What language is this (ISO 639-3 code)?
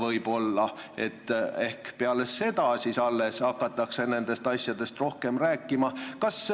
est